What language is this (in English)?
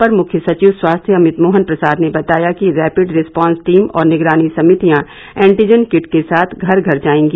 Hindi